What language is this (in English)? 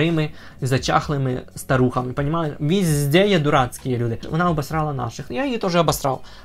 Ukrainian